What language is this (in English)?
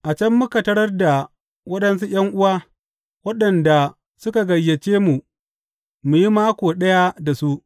Hausa